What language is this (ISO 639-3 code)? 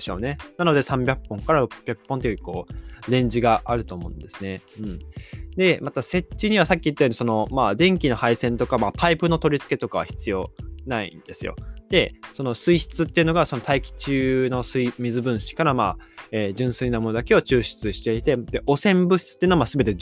jpn